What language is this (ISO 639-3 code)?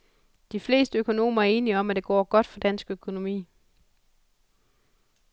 dan